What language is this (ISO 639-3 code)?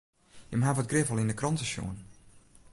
fry